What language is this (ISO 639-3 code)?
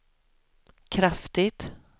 swe